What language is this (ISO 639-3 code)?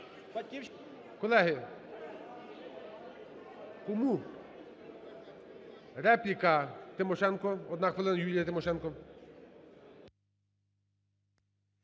ukr